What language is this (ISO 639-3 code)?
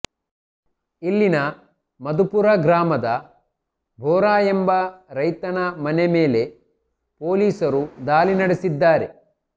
kan